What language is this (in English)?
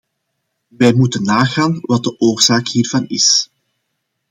Dutch